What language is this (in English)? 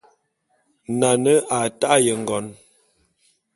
Bulu